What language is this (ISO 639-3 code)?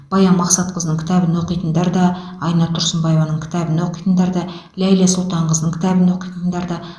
kaz